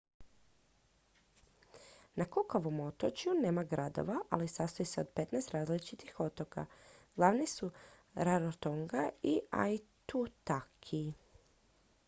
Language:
Croatian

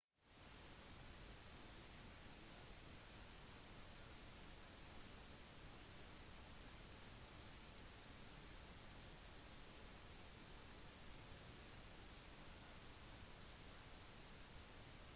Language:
Norwegian Bokmål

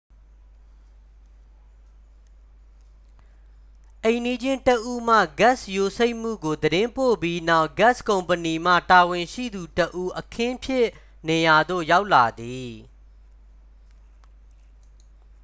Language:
Burmese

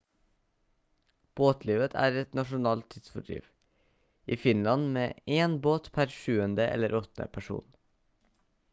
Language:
Norwegian Bokmål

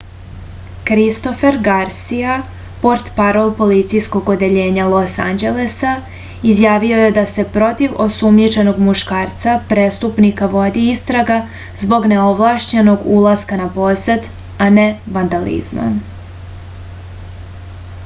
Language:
Serbian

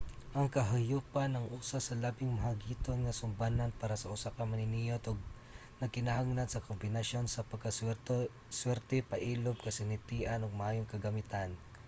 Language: Cebuano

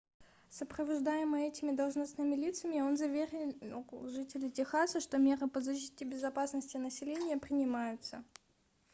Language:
Russian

